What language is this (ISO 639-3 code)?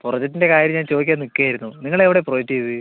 mal